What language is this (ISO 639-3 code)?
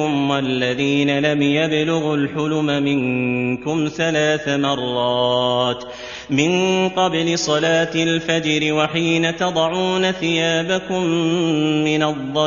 ara